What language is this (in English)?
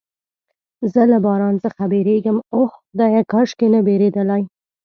Pashto